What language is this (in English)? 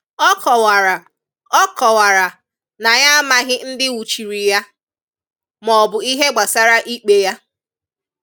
Igbo